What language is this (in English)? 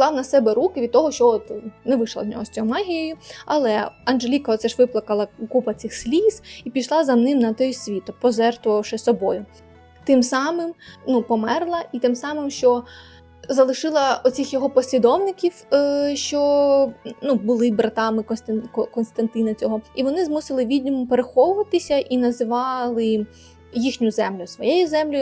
Ukrainian